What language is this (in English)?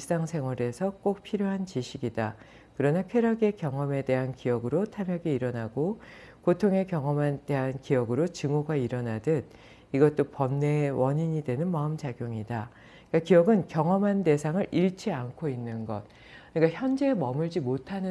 Korean